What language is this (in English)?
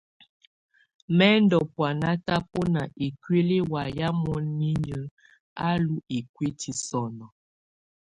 Tunen